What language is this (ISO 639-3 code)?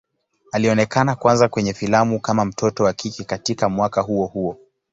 swa